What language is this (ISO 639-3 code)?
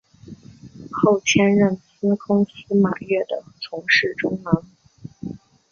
zho